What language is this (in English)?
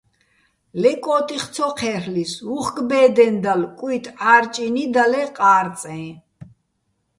Bats